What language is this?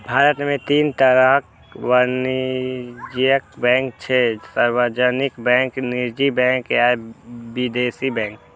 Maithili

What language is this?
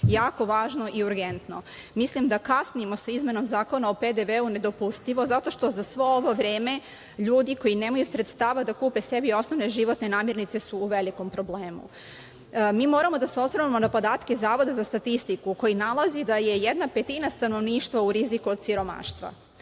Serbian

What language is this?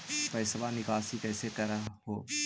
Magahi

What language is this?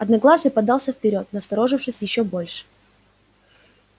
Russian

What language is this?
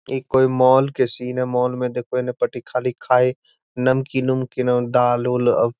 Magahi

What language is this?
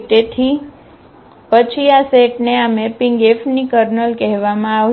Gujarati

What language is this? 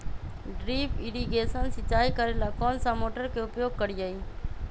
Magahi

